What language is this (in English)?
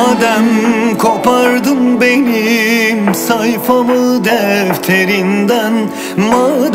Turkish